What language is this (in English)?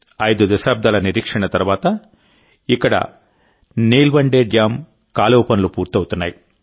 Telugu